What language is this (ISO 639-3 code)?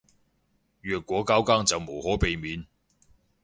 yue